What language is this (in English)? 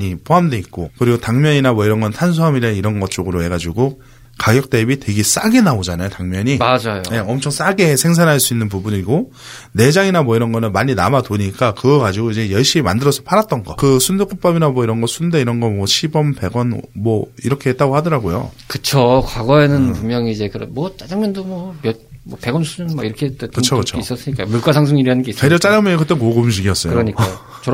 Korean